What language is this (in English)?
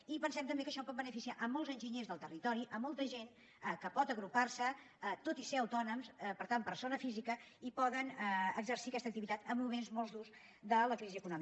Catalan